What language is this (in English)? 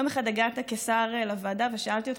Hebrew